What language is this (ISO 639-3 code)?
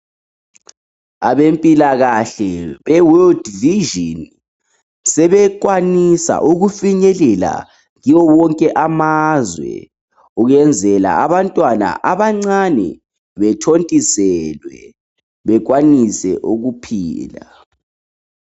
nde